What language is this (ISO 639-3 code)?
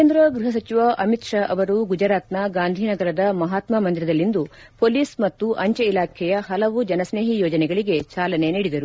kan